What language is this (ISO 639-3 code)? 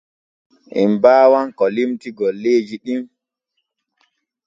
fue